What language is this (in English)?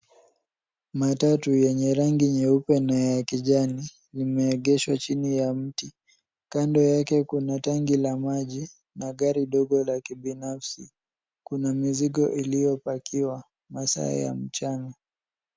Swahili